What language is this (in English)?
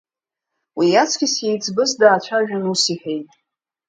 Abkhazian